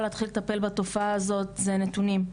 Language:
Hebrew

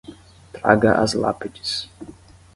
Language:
Portuguese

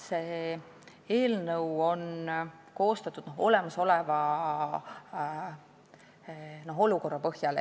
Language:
Estonian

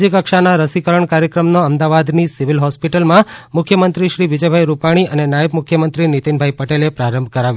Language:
Gujarati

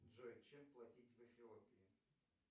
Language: Russian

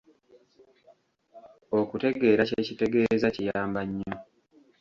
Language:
Ganda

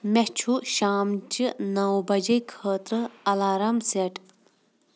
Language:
Kashmiri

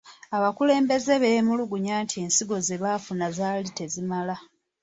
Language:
Ganda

